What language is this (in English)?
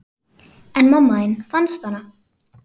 Icelandic